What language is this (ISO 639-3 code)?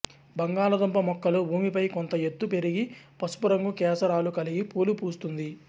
tel